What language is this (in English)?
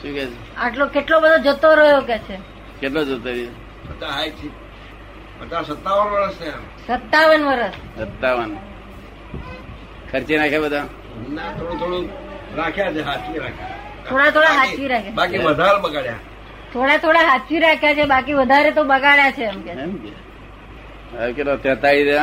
Gujarati